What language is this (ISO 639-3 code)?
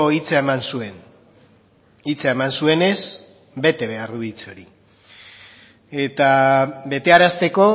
eus